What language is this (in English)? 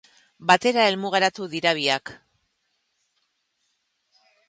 Basque